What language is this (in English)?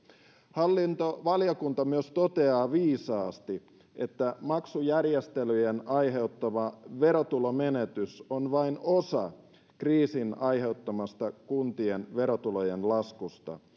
Finnish